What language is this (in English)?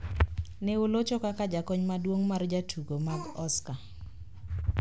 Luo (Kenya and Tanzania)